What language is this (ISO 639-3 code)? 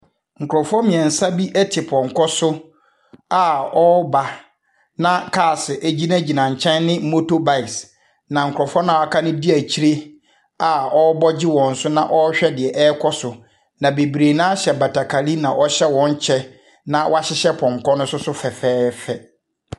aka